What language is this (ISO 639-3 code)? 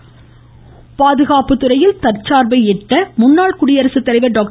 tam